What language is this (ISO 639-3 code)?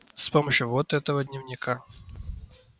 rus